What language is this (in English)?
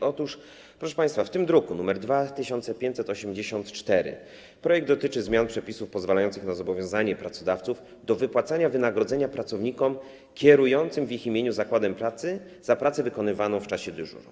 Polish